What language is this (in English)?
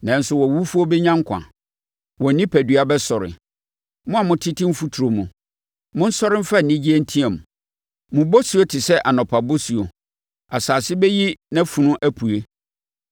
Akan